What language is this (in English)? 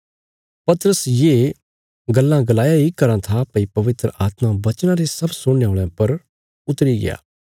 Bilaspuri